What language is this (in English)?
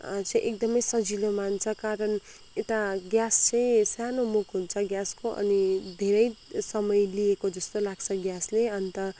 Nepali